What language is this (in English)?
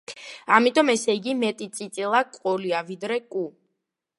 Georgian